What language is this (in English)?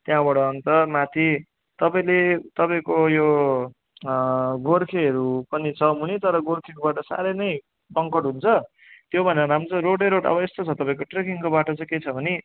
Nepali